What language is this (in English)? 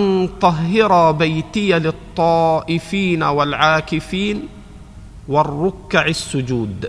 Arabic